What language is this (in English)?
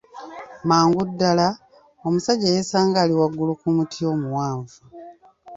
Ganda